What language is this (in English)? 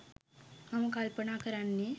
Sinhala